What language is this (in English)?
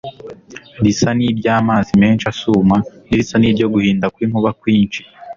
Kinyarwanda